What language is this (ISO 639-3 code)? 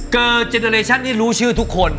tha